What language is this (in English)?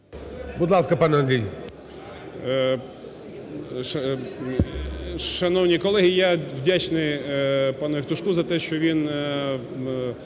Ukrainian